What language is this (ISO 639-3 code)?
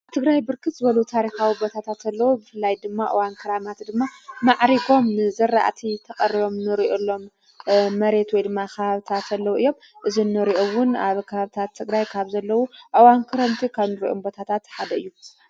tir